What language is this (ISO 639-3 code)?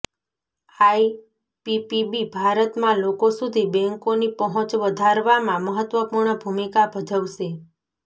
guj